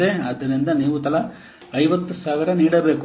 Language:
Kannada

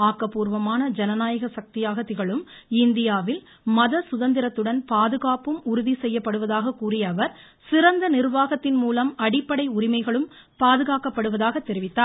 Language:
Tamil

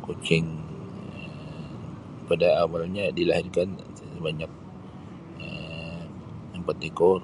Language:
Sabah Malay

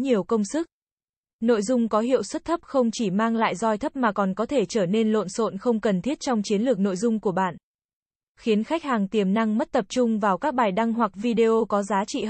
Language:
Vietnamese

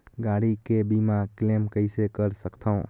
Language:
Chhattisgarhi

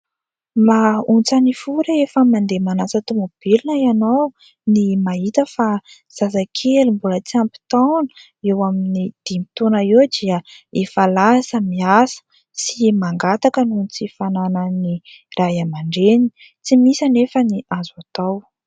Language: Malagasy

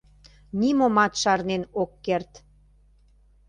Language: Mari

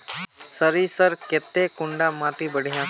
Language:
Magahi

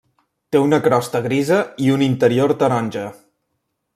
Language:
Catalan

